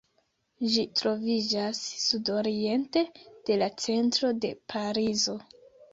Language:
Esperanto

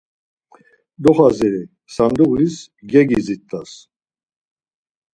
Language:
Laz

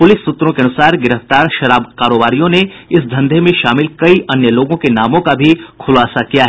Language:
Hindi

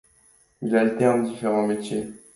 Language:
French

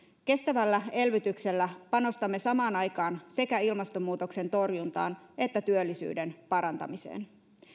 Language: Finnish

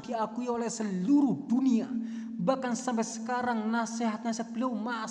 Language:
Indonesian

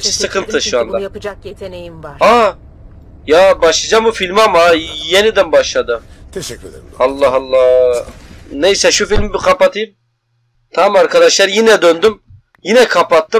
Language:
Turkish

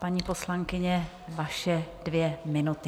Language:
Czech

